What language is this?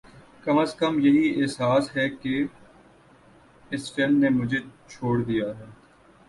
Urdu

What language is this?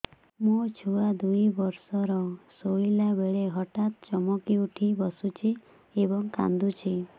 Odia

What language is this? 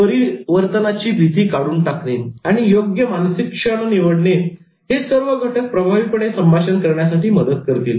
Marathi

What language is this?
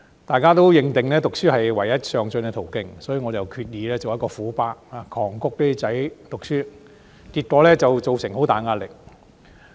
Cantonese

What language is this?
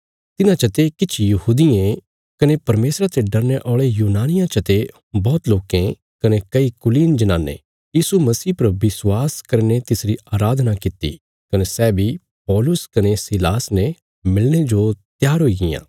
Bilaspuri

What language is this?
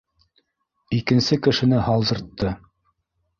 Bashkir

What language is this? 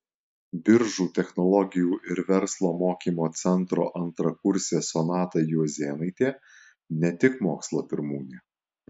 Lithuanian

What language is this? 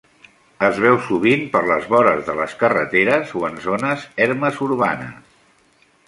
Catalan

